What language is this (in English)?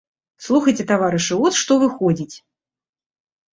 Belarusian